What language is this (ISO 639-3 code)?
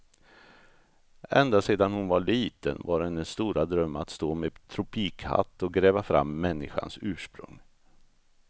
swe